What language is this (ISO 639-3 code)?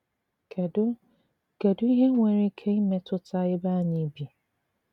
ibo